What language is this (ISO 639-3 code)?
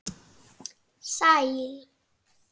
isl